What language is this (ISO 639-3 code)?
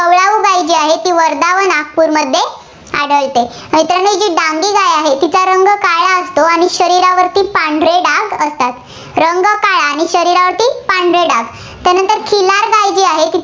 mar